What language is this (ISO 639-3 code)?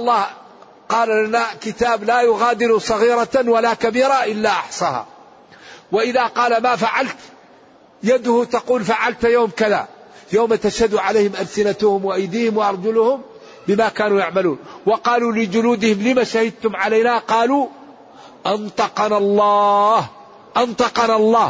ara